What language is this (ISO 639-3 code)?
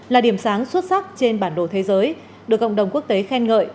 vie